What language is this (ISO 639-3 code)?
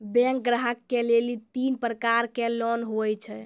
mai